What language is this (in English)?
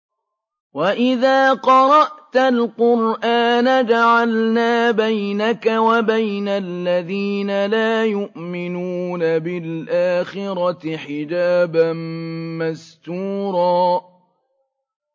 Arabic